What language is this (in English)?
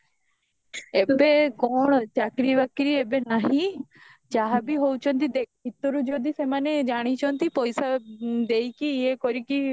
Odia